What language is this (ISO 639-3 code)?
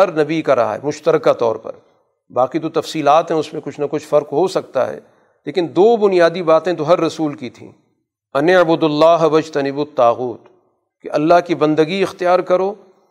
urd